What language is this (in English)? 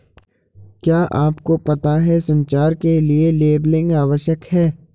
Hindi